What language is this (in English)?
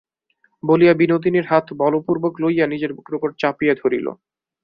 Bangla